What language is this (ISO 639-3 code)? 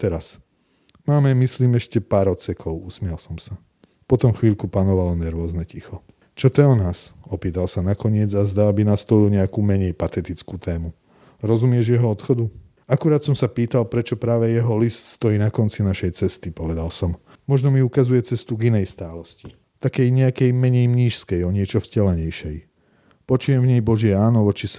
slk